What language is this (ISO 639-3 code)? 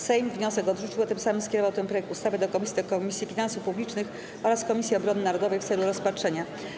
pol